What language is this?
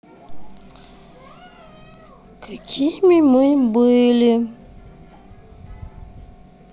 Russian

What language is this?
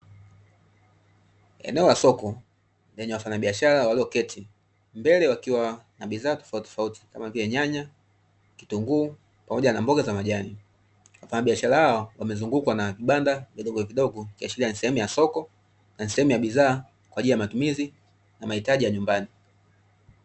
Swahili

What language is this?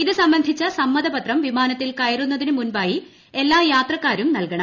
Malayalam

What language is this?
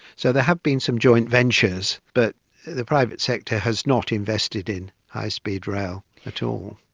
English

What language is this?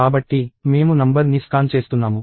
Telugu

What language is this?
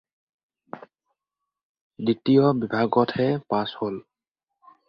Assamese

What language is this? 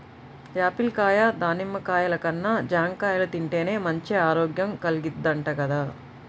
Telugu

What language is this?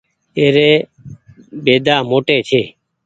Goaria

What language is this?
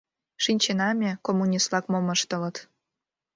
Mari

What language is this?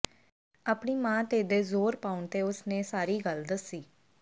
Punjabi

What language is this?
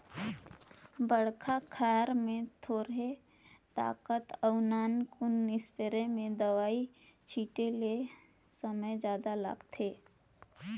Chhattisgarhi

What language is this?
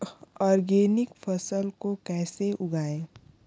Hindi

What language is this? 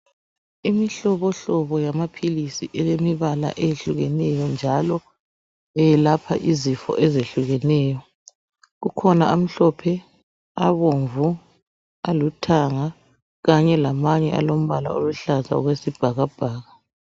North Ndebele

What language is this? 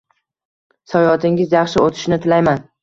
Uzbek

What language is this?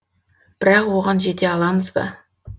Kazakh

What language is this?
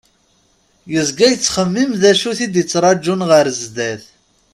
Kabyle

